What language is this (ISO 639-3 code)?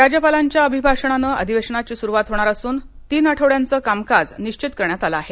mar